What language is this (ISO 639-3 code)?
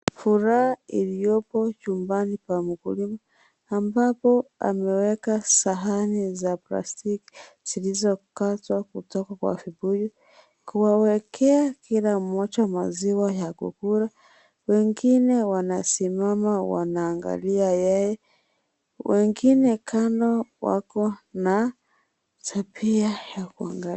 swa